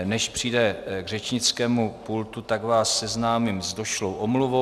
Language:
Czech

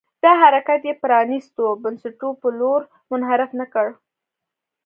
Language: Pashto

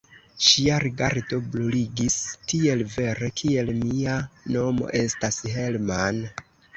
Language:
Esperanto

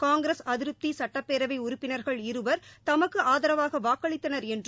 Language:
Tamil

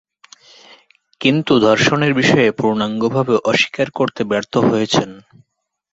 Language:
Bangla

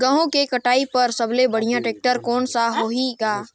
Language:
Chhattisgarhi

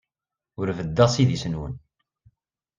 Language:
Kabyle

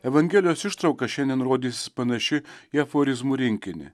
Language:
Lithuanian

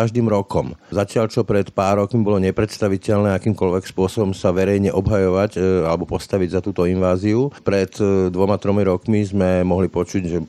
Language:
Slovak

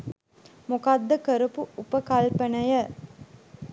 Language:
Sinhala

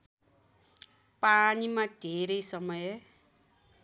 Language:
Nepali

